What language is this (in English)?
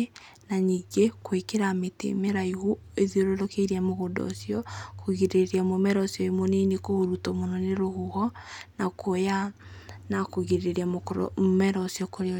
Kikuyu